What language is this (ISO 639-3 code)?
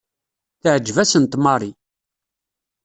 kab